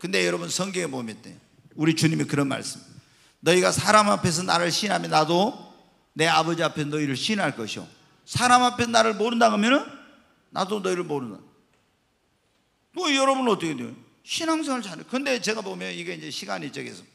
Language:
Korean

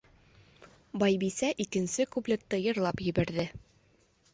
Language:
Bashkir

